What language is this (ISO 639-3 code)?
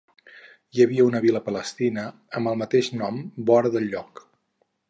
cat